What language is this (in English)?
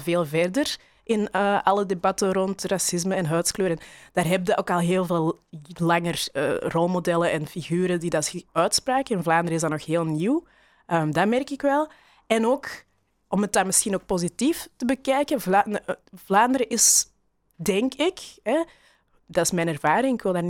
Dutch